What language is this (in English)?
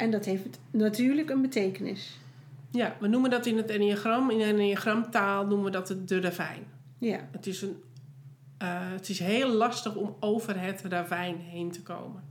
Dutch